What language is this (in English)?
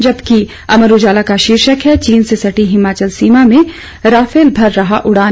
Hindi